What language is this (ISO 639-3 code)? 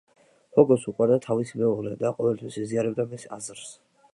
kat